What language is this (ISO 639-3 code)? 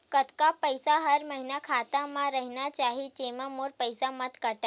hne